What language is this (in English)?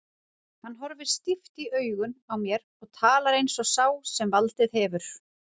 Icelandic